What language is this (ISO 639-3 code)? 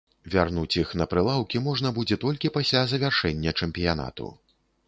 bel